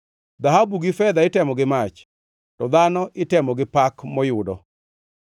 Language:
Luo (Kenya and Tanzania)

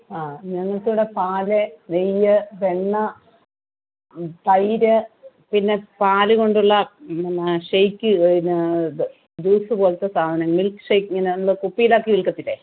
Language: Malayalam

